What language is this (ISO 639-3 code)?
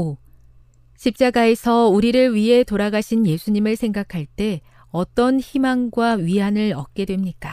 kor